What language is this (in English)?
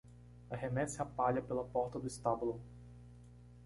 Portuguese